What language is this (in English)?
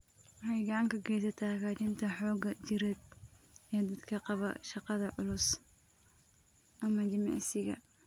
Somali